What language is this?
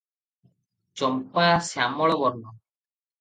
Odia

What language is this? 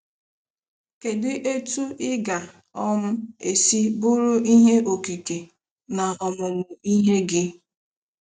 Igbo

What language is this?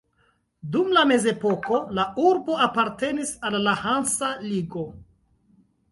Esperanto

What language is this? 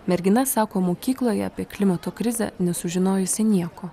Lithuanian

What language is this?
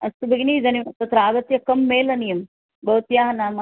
Sanskrit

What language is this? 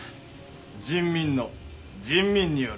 Japanese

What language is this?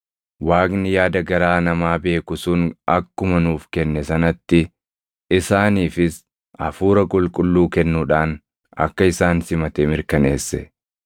Oromo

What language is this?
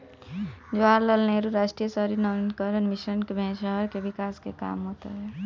Bhojpuri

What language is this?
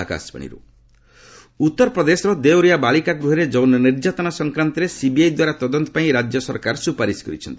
Odia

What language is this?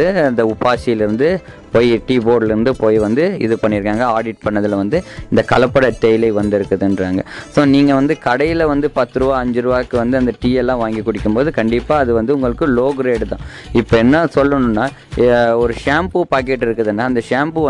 Tamil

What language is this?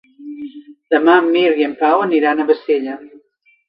Catalan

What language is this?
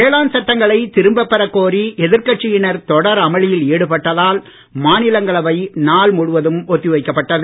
Tamil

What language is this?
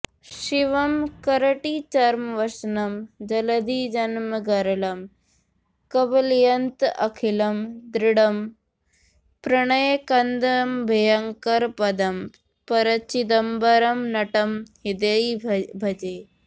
Sanskrit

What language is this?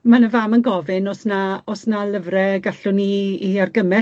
Welsh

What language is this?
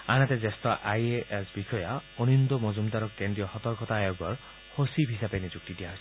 Assamese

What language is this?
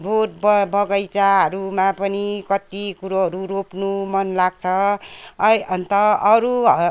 Nepali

